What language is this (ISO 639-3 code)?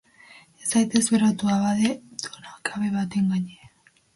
eus